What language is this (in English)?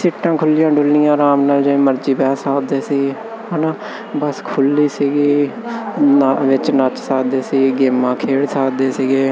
Punjabi